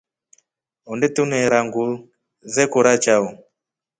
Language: Rombo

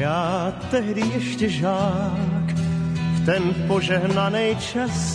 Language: Slovak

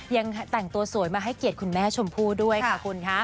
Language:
Thai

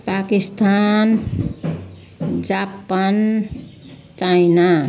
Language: Nepali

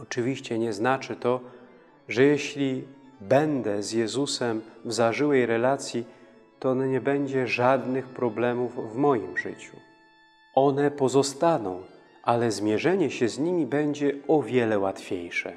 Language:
Polish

